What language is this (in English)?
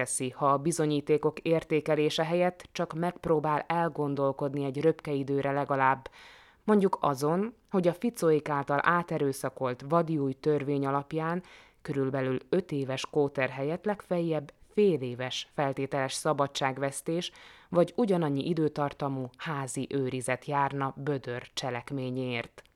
Hungarian